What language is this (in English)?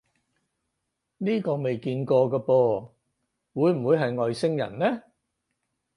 Cantonese